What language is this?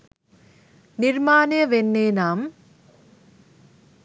Sinhala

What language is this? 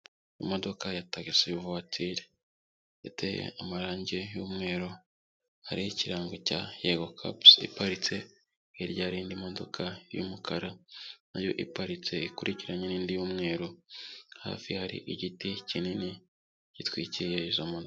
Kinyarwanda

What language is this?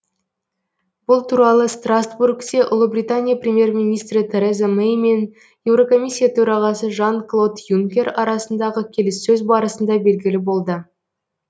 Kazakh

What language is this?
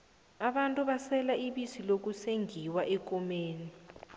South Ndebele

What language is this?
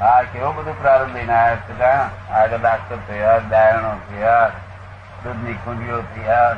Gujarati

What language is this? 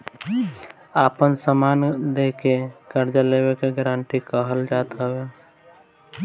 Bhojpuri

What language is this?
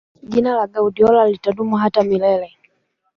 Swahili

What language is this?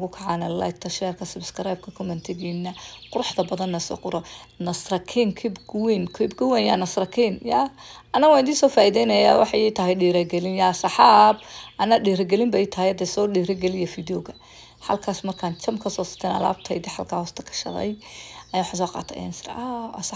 Arabic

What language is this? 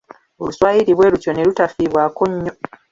Ganda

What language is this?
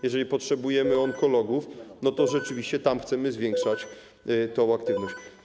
Polish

